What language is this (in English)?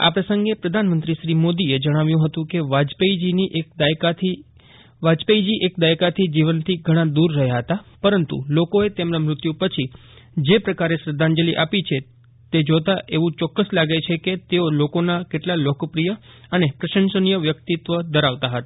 Gujarati